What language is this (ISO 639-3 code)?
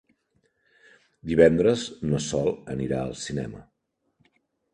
cat